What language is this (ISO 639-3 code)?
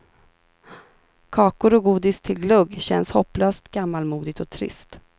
swe